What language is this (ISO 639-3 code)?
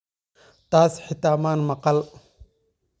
som